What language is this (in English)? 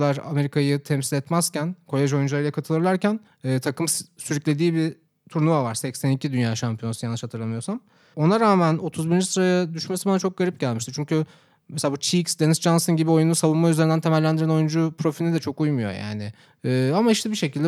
Turkish